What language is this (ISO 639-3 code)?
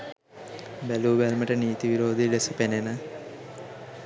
sin